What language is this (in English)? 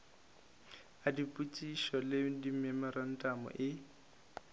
Northern Sotho